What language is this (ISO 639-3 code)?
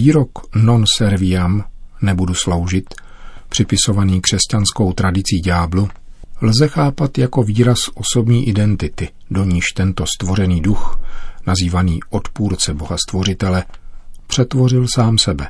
ces